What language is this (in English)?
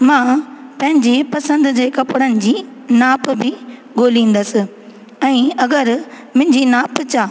Sindhi